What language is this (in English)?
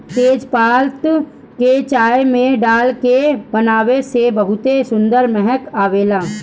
Bhojpuri